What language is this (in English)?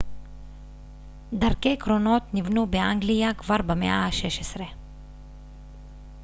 Hebrew